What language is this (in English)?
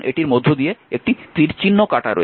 Bangla